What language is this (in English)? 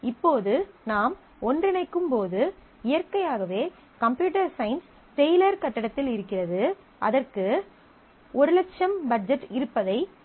Tamil